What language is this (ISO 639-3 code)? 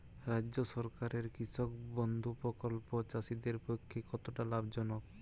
ben